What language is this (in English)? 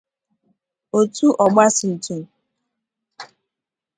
Igbo